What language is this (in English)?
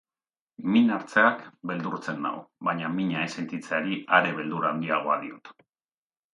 Basque